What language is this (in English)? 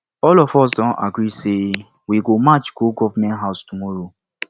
Nigerian Pidgin